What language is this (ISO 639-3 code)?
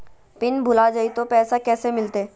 mag